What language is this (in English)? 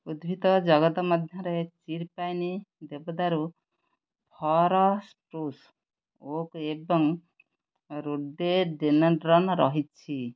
Odia